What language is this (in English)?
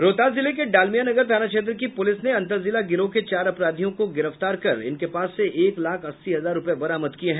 Hindi